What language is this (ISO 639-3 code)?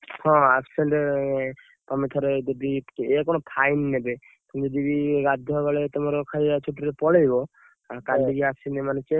ori